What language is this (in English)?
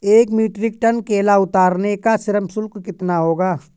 Hindi